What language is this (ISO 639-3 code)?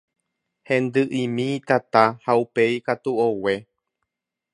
grn